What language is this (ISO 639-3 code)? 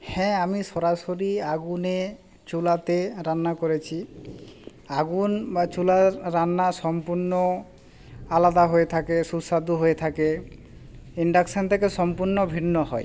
ben